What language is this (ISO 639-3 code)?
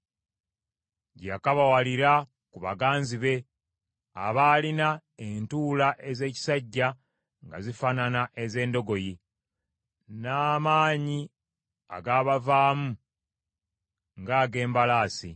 lug